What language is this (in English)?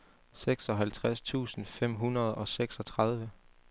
Danish